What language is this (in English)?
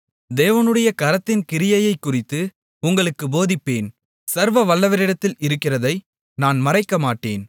Tamil